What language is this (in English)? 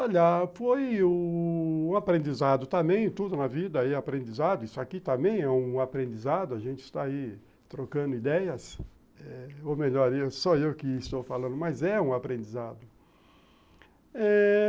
Portuguese